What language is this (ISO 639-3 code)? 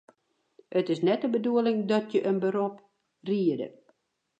fry